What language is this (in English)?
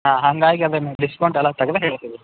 Kannada